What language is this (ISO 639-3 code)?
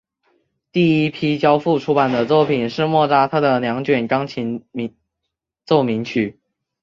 zho